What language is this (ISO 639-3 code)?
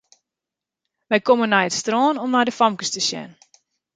fry